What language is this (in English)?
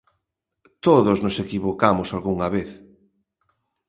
Galician